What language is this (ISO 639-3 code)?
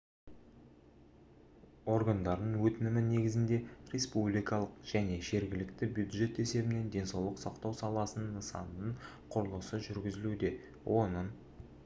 kaz